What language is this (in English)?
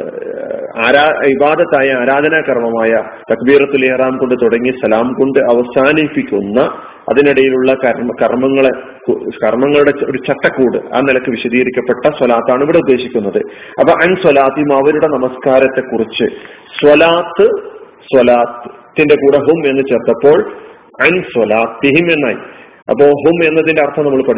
Malayalam